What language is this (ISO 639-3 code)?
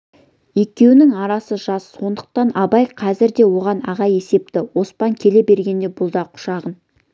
kaz